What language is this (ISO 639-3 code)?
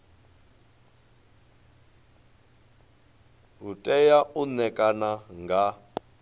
ven